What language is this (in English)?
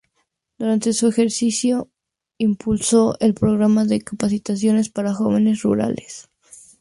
Spanish